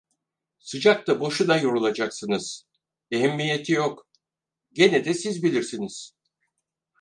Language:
Turkish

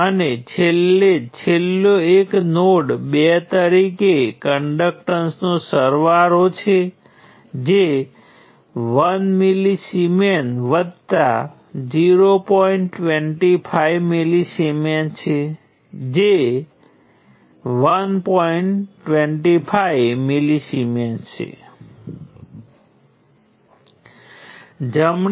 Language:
Gujarati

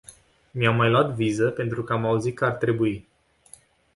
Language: Romanian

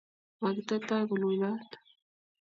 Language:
Kalenjin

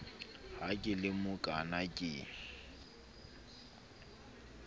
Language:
Southern Sotho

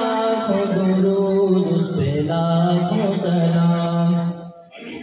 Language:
Arabic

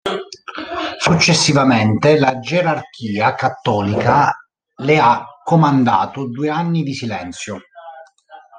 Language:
Italian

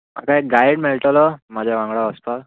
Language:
Konkani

